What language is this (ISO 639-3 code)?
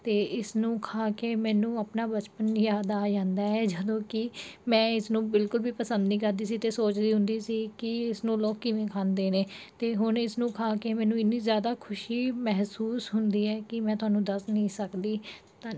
pan